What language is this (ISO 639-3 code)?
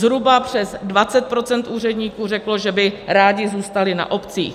ces